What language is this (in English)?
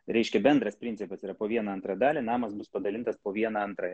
Lithuanian